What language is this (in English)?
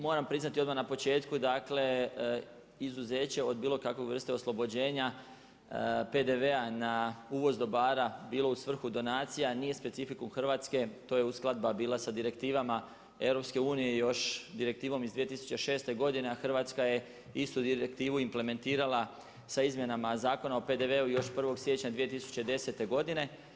Croatian